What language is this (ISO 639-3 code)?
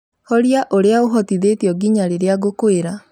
kik